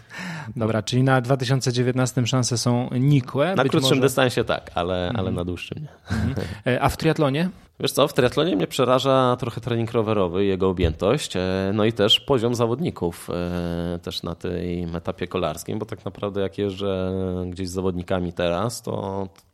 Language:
Polish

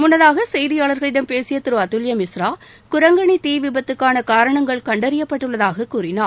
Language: Tamil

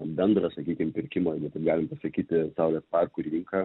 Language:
Lithuanian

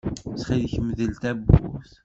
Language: Kabyle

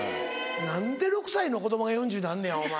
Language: Japanese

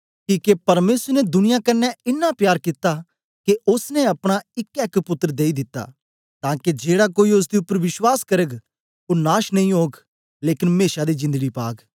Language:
Dogri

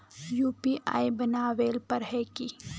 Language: Magahi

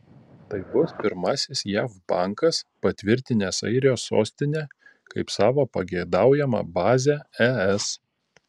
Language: Lithuanian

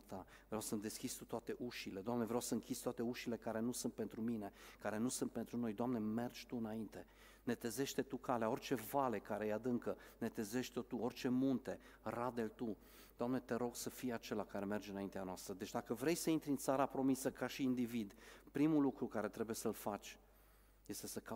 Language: Romanian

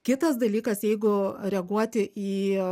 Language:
Lithuanian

